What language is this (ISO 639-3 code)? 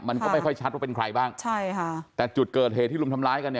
tha